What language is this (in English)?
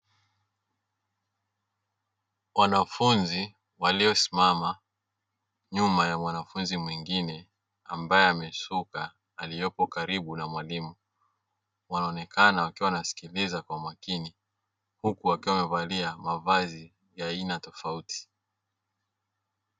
Swahili